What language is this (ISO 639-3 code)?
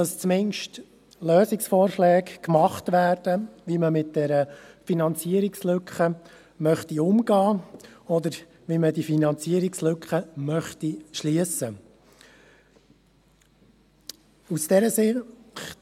gsw